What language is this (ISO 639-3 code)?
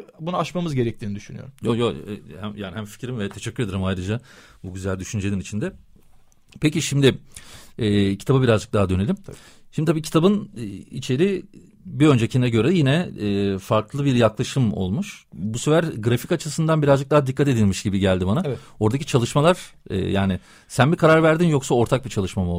tur